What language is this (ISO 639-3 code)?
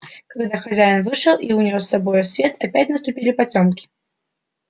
rus